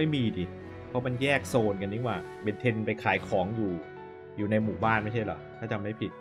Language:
Thai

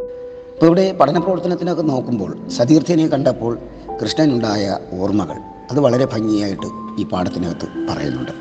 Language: Malayalam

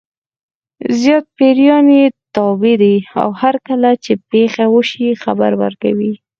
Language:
Pashto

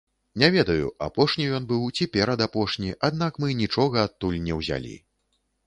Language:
Belarusian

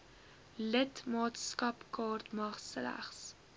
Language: Afrikaans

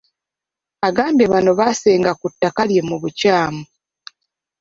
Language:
Ganda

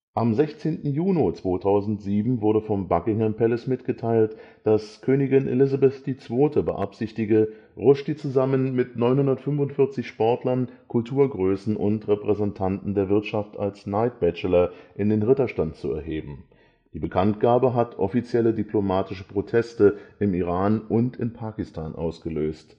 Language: German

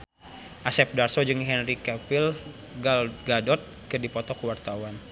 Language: Sundanese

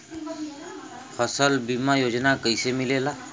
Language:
Bhojpuri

